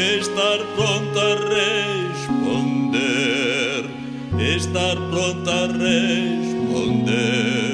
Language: Romanian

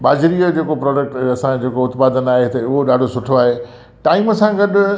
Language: Sindhi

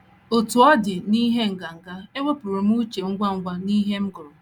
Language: Igbo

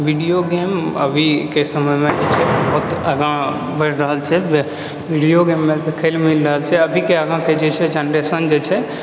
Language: Maithili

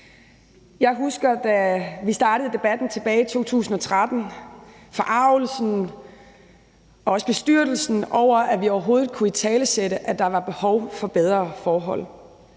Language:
Danish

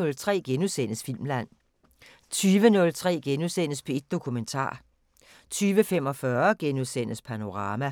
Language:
Danish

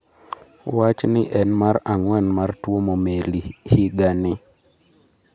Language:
Luo (Kenya and Tanzania)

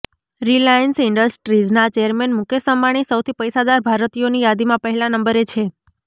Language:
Gujarati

